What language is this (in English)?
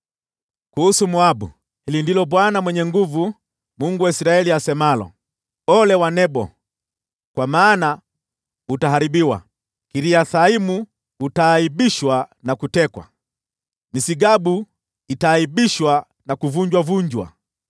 Swahili